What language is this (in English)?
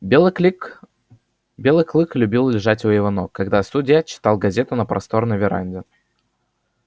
Russian